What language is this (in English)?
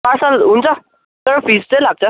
Nepali